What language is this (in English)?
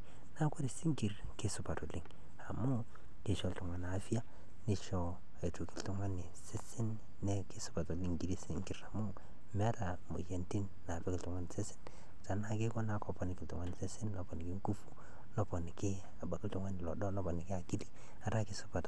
Masai